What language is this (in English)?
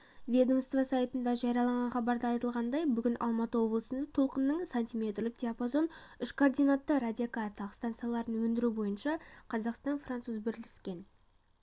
Kazakh